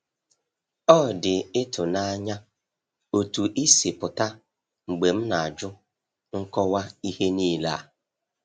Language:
Igbo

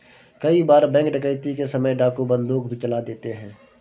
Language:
Hindi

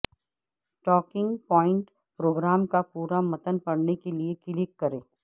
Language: Urdu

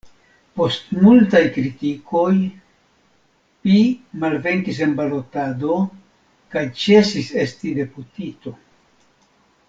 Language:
Esperanto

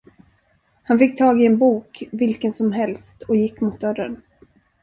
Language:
Swedish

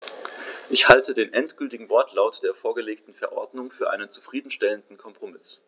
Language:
German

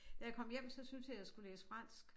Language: Danish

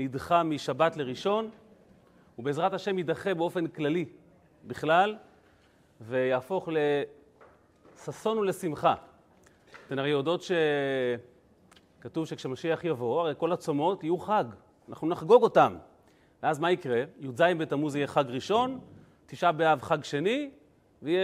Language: Hebrew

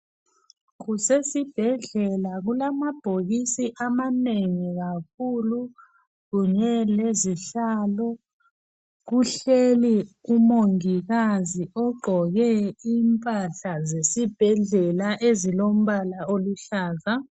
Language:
North Ndebele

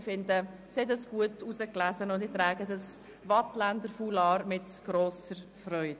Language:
Swiss German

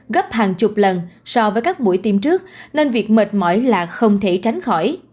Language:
Vietnamese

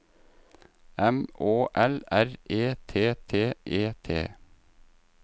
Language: Norwegian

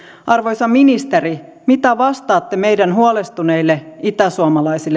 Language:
Finnish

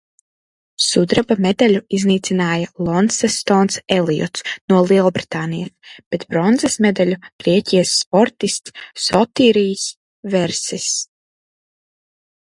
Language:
Latvian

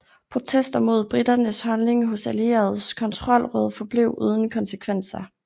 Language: Danish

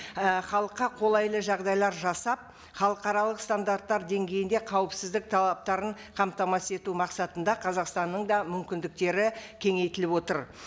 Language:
Kazakh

